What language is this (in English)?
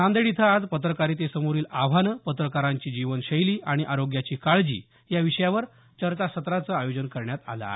Marathi